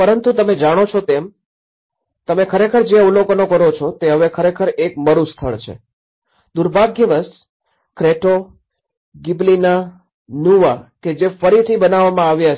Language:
Gujarati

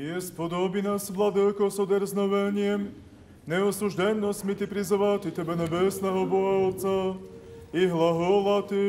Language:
Ukrainian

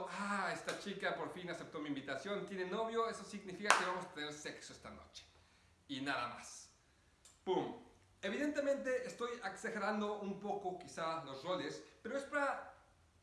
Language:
Spanish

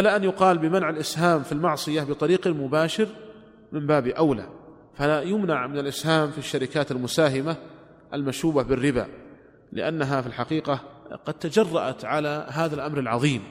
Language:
Arabic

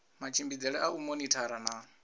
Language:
Venda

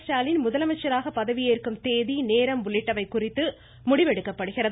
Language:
Tamil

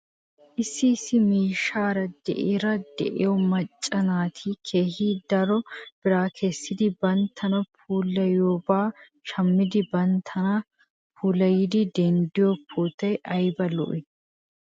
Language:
Wolaytta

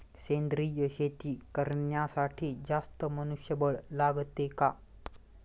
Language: Marathi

